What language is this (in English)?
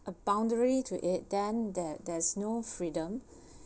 English